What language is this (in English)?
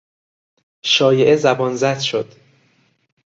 Persian